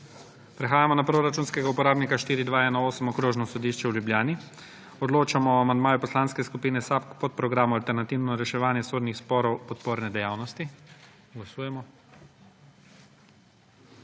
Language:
Slovenian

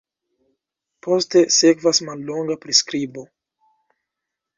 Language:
Esperanto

